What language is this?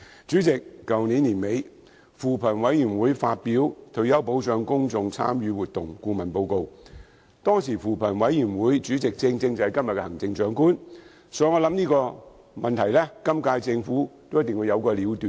Cantonese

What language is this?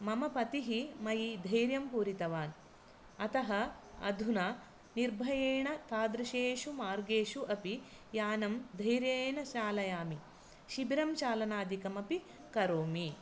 Sanskrit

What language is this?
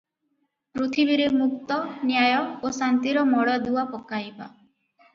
Odia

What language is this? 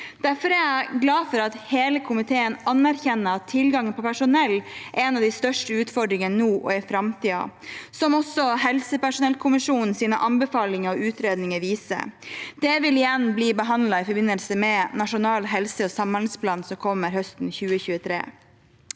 Norwegian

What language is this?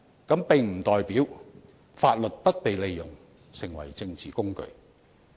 Cantonese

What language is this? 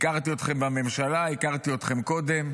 Hebrew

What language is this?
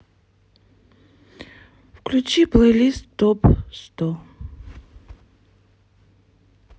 Russian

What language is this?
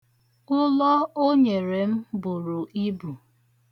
Igbo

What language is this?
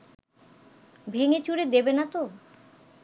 Bangla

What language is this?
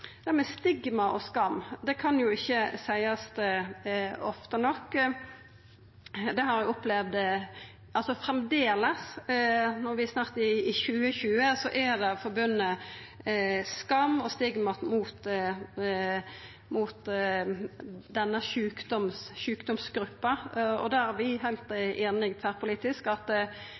Norwegian Nynorsk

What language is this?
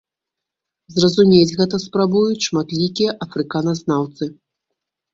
Belarusian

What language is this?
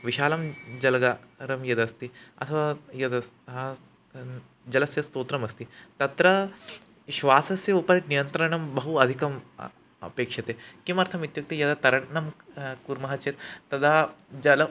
Sanskrit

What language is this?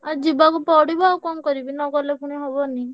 Odia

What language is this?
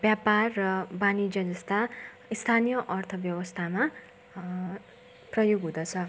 Nepali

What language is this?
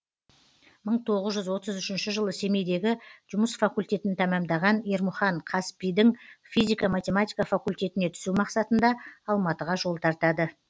Kazakh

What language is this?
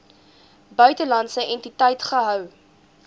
Afrikaans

